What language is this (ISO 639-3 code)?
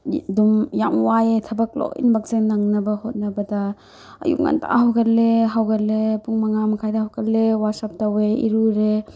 mni